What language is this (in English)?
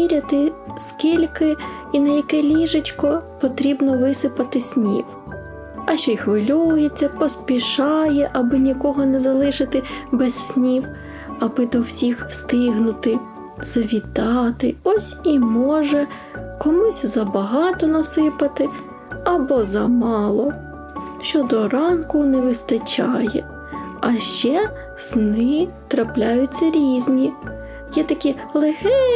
Ukrainian